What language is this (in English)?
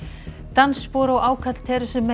Icelandic